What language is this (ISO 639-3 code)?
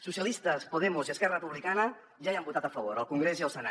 cat